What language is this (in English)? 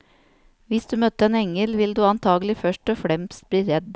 Norwegian